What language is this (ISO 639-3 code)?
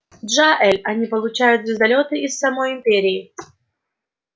rus